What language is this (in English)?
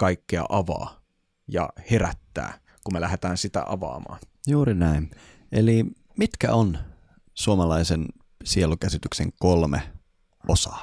Finnish